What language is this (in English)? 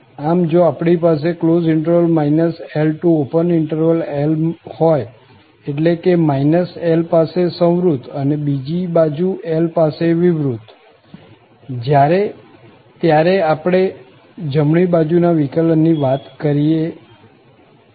Gujarati